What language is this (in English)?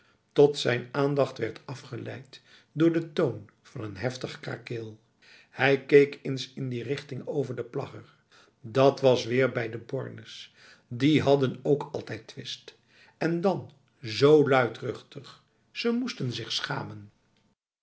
Dutch